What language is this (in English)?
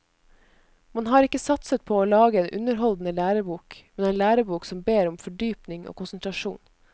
Norwegian